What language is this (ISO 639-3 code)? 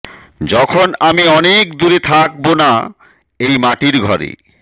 ben